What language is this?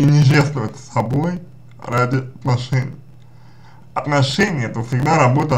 Russian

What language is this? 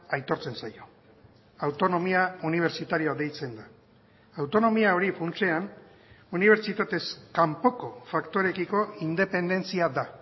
Basque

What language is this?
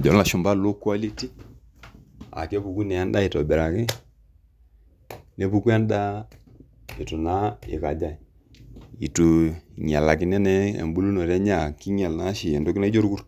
Masai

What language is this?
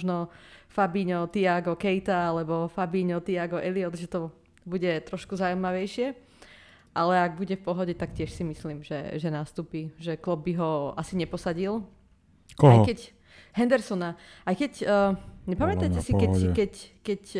Slovak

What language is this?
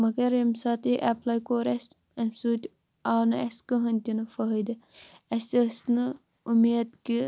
Kashmiri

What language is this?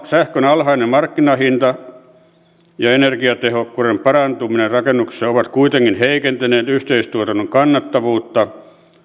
Finnish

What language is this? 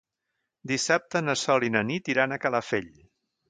Catalan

